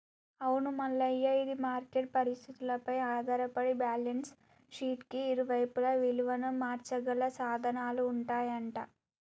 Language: Telugu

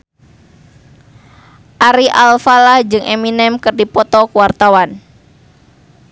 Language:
Sundanese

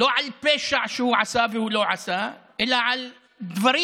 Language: Hebrew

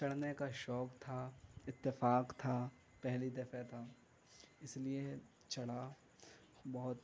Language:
Urdu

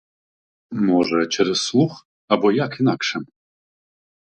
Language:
Ukrainian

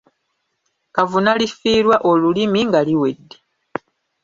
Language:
Ganda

